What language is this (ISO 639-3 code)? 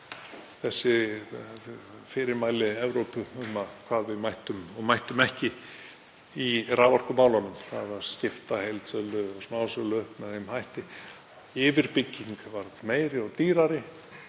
isl